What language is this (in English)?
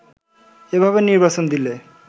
Bangla